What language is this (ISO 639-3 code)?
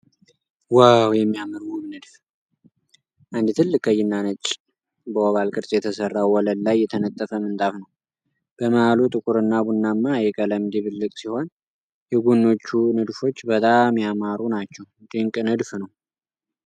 amh